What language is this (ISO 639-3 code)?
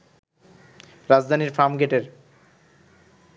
ben